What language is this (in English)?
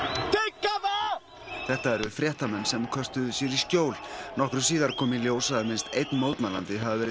Icelandic